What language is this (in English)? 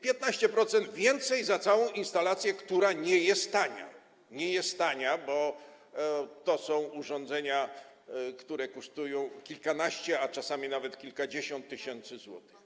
Polish